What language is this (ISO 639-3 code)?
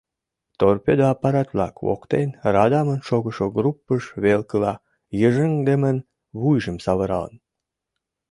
chm